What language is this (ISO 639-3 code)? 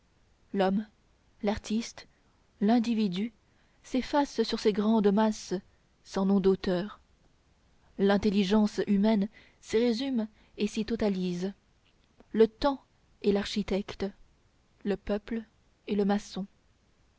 fra